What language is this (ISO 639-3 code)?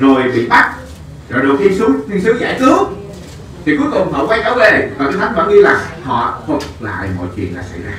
vie